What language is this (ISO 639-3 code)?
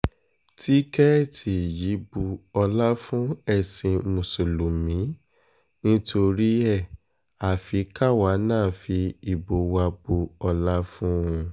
yor